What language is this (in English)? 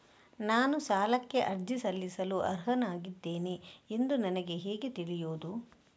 Kannada